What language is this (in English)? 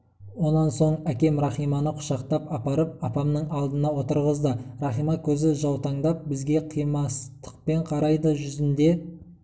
Kazakh